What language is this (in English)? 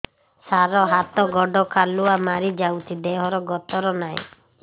Odia